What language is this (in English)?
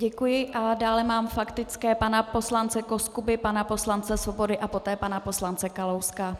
Czech